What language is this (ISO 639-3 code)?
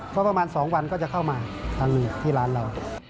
tha